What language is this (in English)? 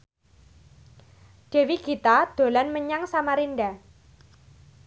Javanese